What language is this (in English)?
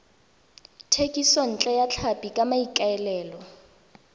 Tswana